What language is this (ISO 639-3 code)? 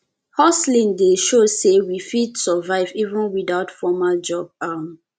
pcm